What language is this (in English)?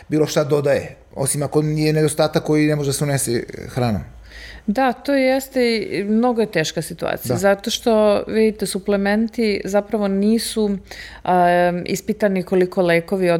Croatian